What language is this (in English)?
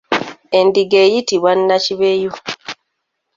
Ganda